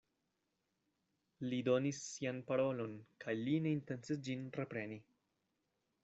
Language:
Esperanto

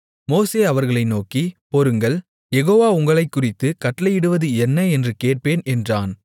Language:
Tamil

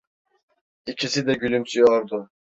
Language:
Turkish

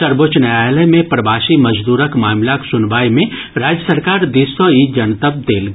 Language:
Maithili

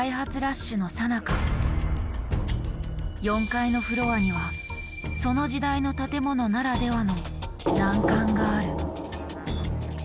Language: Japanese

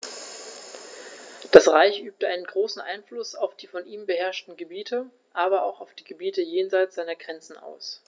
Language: German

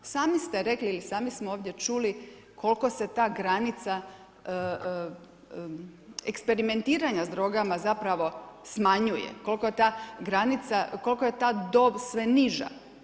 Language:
Croatian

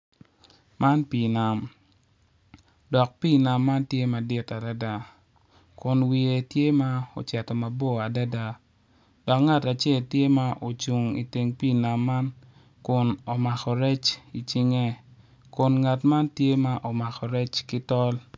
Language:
Acoli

